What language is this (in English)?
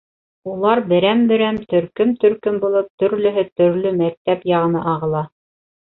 Bashkir